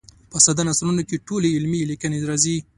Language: Pashto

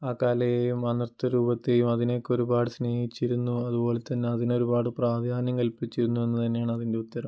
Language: Malayalam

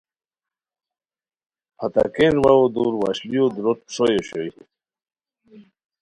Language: Khowar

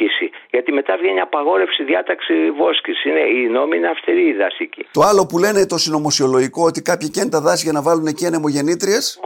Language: Greek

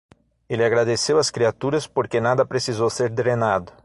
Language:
Portuguese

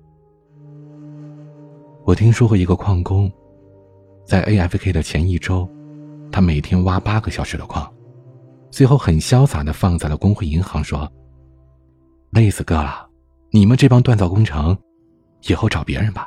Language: Chinese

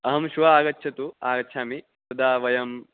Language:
Sanskrit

